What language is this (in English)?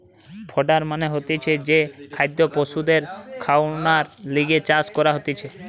Bangla